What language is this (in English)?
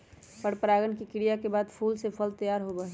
Magahi